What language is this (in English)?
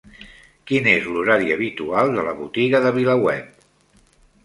Catalan